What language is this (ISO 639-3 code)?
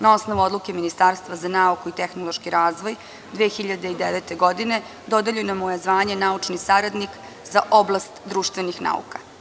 srp